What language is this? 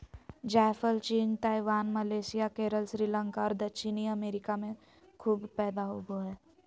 Magahi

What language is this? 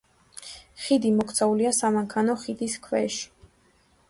Georgian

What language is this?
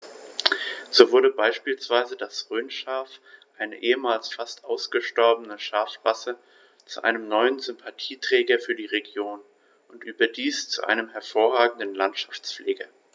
German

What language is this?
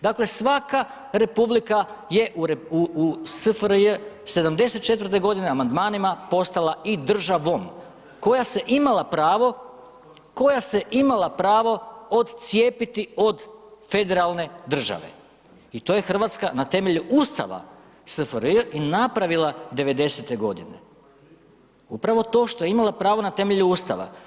Croatian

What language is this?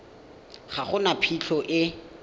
Tswana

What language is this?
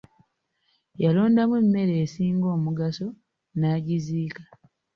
Ganda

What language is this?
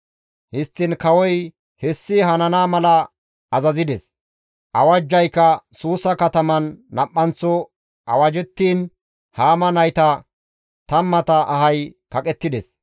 Gamo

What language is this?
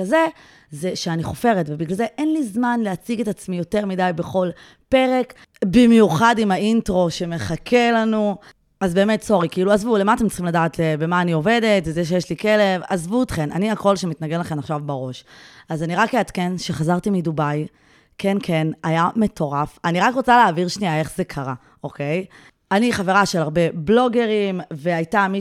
Hebrew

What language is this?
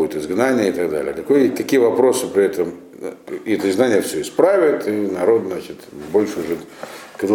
Russian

